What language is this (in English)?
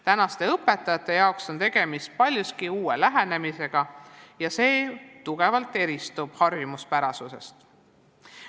Estonian